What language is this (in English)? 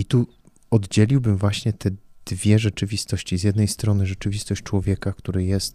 Polish